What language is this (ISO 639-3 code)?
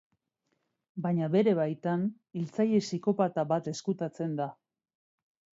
eus